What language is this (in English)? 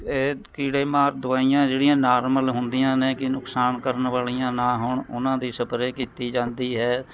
Punjabi